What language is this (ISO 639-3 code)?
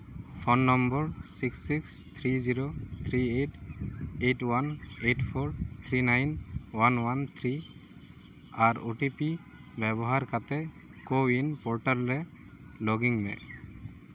sat